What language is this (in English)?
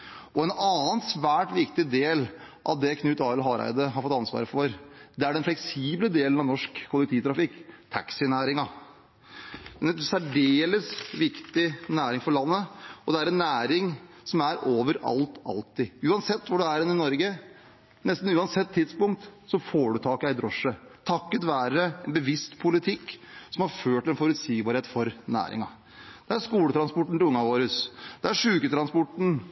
Norwegian Bokmål